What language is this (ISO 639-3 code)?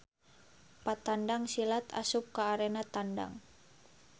sun